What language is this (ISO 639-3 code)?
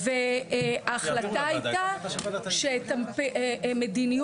heb